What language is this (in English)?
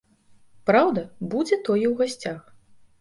Belarusian